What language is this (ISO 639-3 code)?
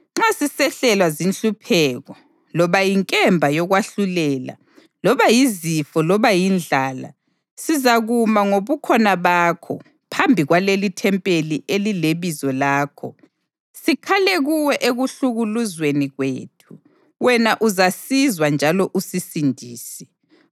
nde